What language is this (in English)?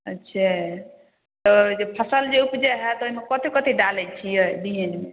Maithili